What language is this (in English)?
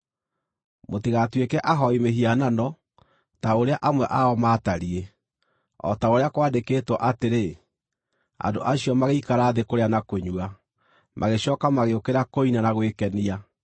Kikuyu